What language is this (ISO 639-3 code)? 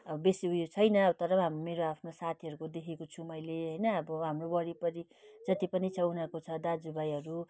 nep